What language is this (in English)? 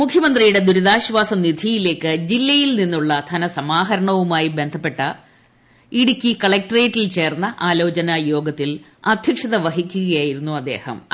Malayalam